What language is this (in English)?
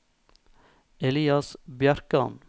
Norwegian